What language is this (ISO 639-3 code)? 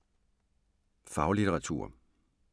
dan